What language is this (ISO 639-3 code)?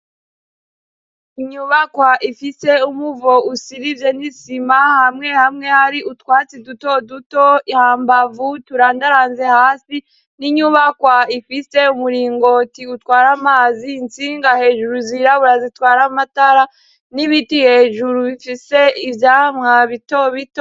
run